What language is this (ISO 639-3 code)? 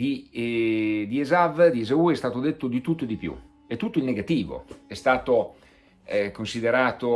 ita